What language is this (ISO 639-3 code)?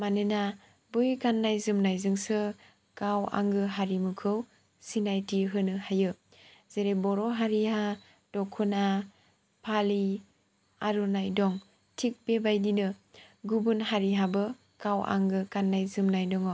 brx